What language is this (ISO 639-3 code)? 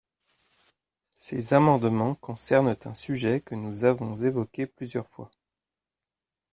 fra